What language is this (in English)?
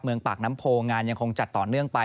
Thai